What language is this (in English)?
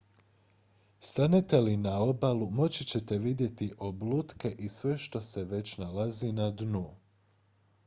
Croatian